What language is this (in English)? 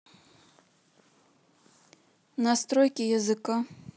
Russian